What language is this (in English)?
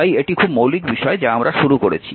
Bangla